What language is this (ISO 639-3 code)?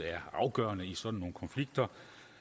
dan